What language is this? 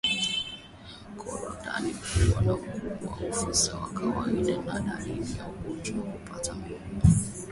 Swahili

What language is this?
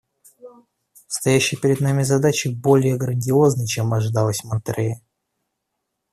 Russian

